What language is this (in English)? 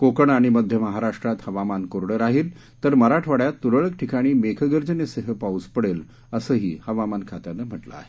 Marathi